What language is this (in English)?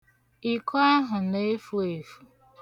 Igbo